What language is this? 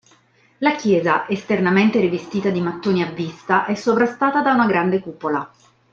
Italian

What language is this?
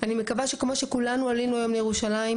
Hebrew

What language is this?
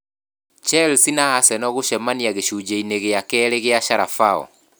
Kikuyu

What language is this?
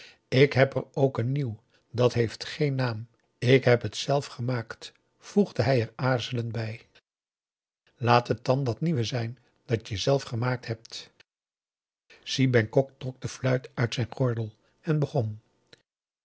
Dutch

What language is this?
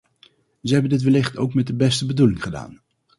Dutch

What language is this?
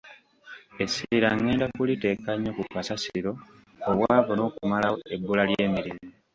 Ganda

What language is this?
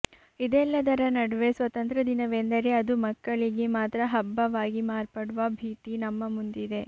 Kannada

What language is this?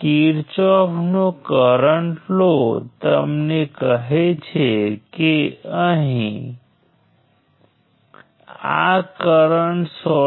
Gujarati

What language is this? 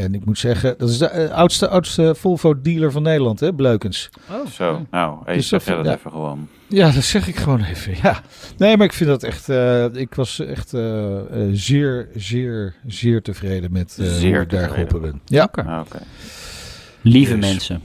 Dutch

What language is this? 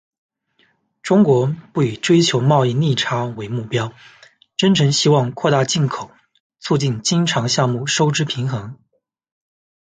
Chinese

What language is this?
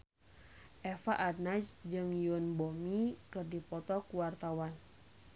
Sundanese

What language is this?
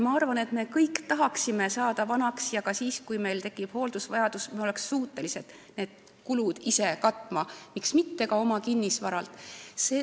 Estonian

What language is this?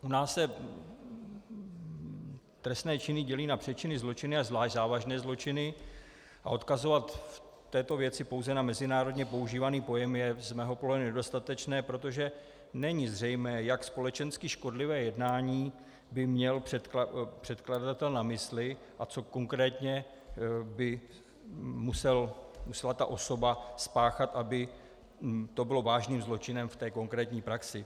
Czech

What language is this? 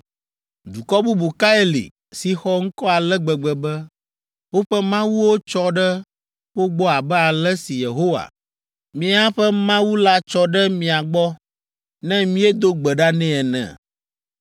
Ewe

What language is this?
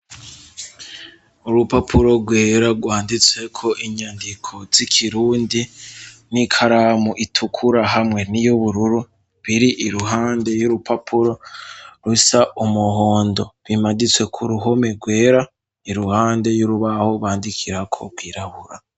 Rundi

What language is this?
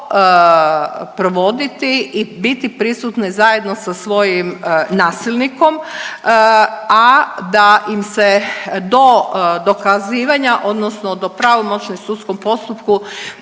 Croatian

